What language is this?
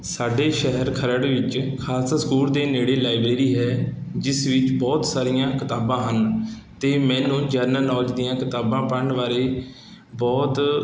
Punjabi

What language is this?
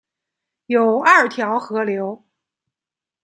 Chinese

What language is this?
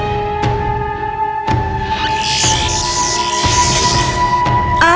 Indonesian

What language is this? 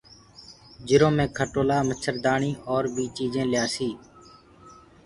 Gurgula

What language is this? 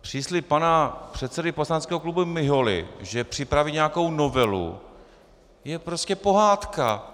Czech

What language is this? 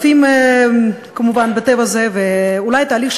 Hebrew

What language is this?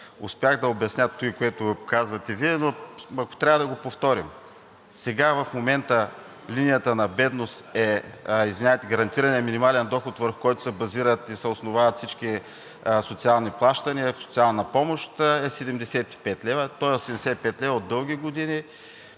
Bulgarian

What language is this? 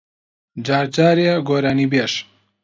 Central Kurdish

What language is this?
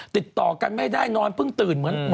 Thai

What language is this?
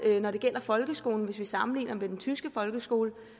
Danish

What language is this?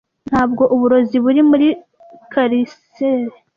Kinyarwanda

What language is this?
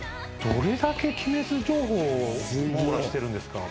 Japanese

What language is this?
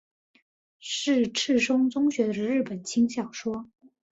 Chinese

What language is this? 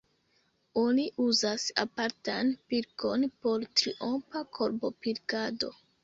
Esperanto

